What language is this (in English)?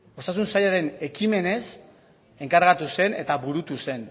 Basque